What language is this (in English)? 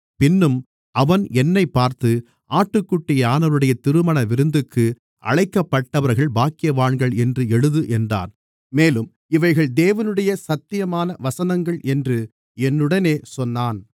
Tamil